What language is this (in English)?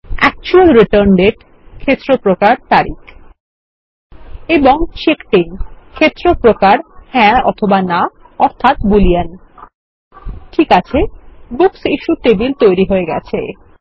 Bangla